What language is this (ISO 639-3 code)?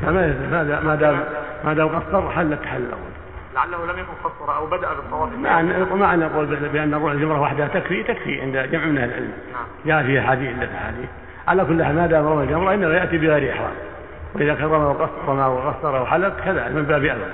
ara